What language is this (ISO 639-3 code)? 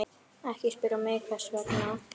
isl